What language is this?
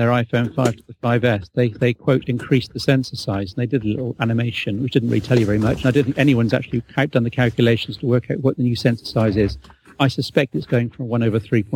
English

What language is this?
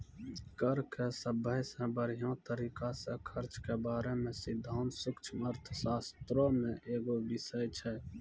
Maithili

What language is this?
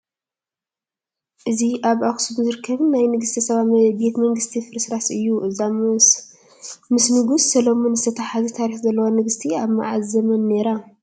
Tigrinya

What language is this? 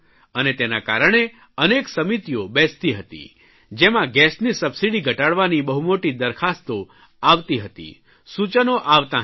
Gujarati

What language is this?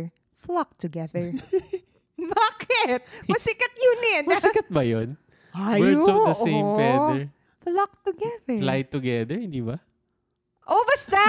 Filipino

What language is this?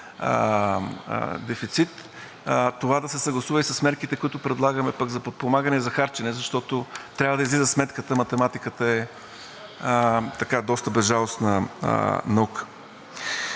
Bulgarian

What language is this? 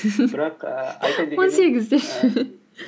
Kazakh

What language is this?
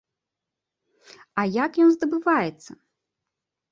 Belarusian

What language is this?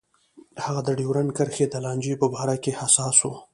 Pashto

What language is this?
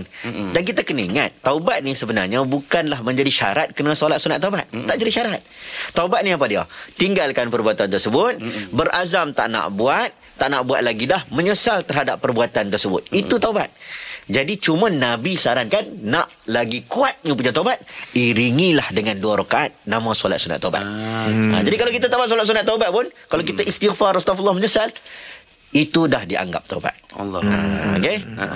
Malay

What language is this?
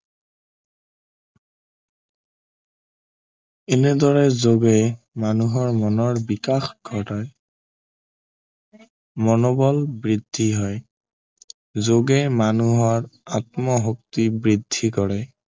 Assamese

